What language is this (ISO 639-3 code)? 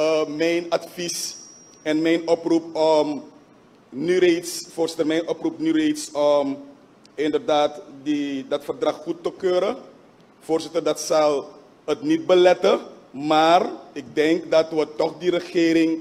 nld